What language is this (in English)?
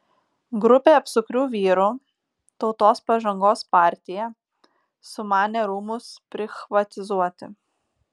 Lithuanian